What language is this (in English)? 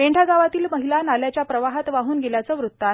Marathi